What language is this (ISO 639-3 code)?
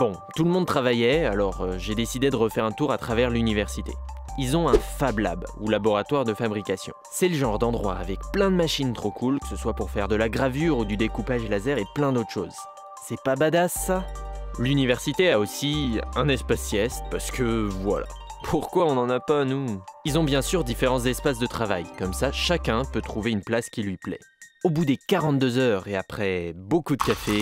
fra